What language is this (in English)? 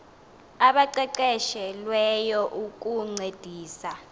Xhosa